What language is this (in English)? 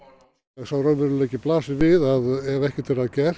Icelandic